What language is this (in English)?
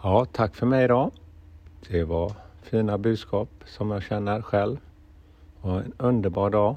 Swedish